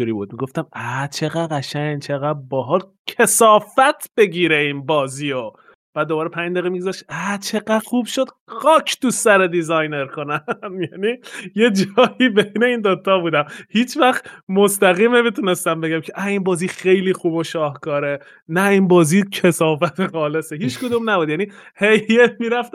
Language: Persian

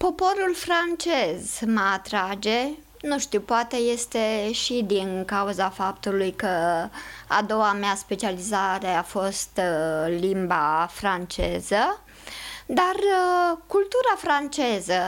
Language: Romanian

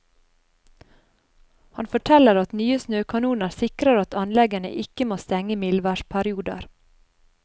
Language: Norwegian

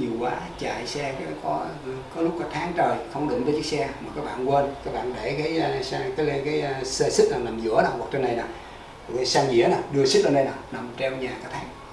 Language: Vietnamese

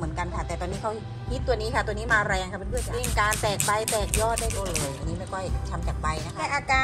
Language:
Thai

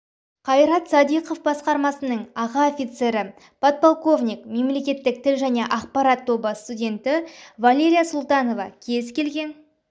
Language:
Kazakh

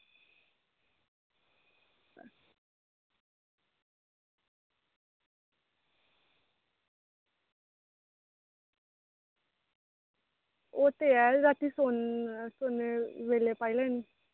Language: Dogri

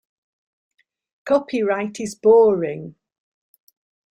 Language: English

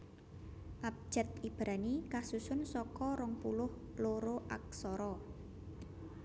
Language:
Javanese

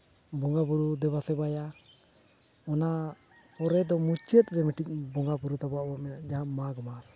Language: Santali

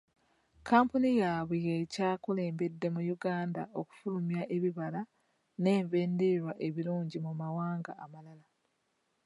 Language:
Ganda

